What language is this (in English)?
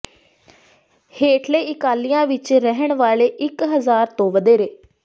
Punjabi